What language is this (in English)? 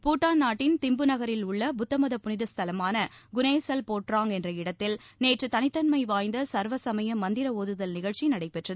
Tamil